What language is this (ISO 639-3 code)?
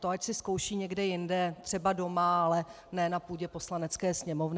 ces